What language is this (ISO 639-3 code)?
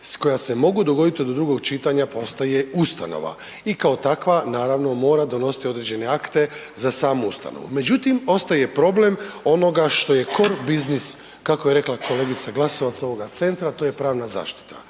hrv